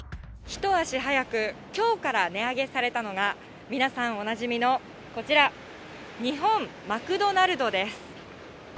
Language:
Japanese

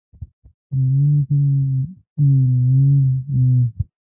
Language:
Pashto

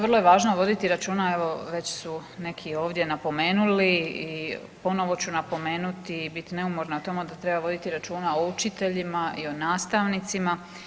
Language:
Croatian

